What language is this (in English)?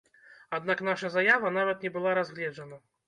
Belarusian